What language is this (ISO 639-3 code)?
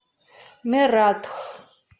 rus